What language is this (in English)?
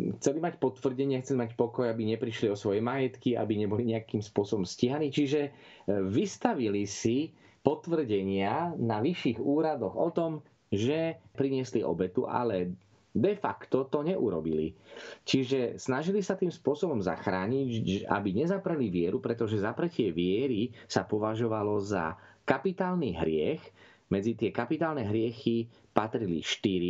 Slovak